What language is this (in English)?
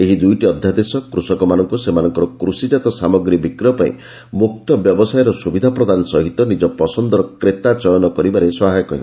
Odia